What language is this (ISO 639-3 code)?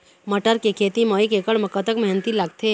hne